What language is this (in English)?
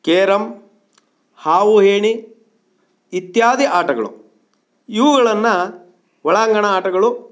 Kannada